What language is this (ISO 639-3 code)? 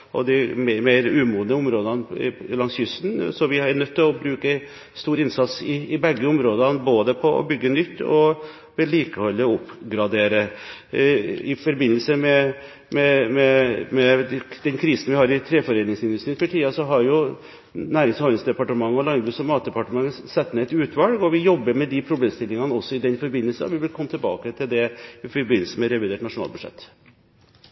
nob